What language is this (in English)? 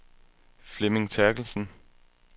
Danish